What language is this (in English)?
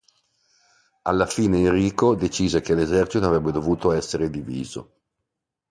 Italian